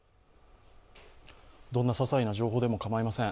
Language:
Japanese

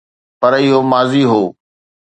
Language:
Sindhi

